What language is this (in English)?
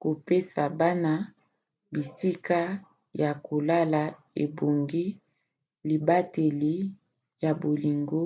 Lingala